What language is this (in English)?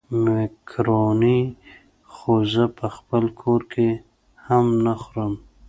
Pashto